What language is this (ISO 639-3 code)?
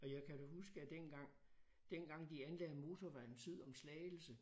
dan